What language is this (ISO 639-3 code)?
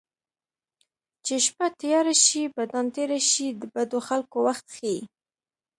pus